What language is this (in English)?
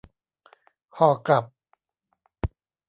Thai